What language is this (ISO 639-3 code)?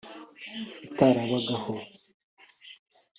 kin